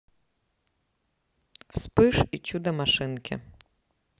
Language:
Russian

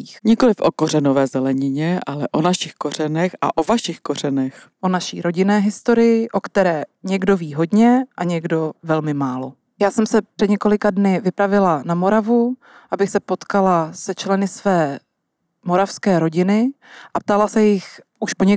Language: Czech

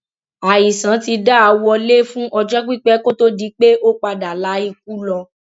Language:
Yoruba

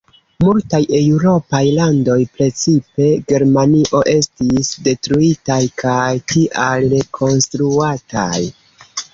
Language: Esperanto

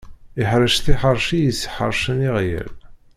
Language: Kabyle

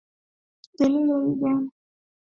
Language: Swahili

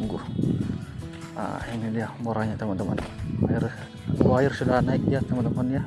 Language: Indonesian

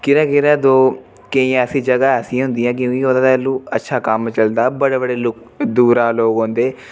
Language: Dogri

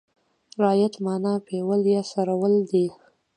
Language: Pashto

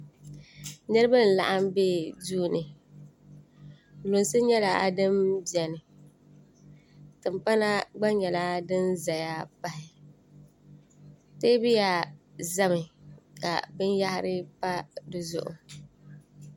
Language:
Dagbani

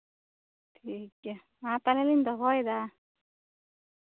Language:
Santali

